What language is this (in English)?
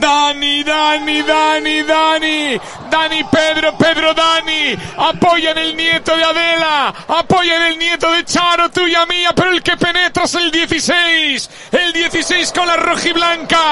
Spanish